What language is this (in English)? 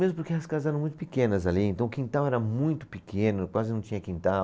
Portuguese